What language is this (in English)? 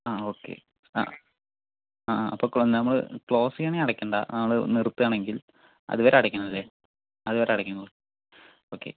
Malayalam